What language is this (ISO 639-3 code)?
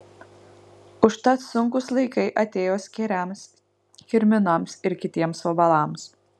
lit